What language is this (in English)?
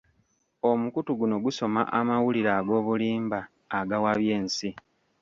Ganda